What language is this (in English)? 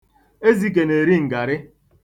Igbo